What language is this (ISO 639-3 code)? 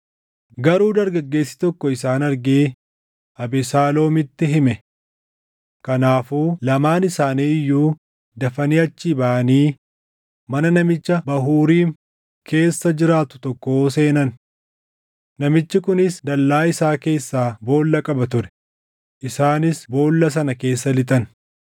orm